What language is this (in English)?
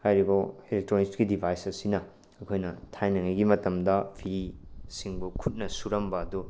Manipuri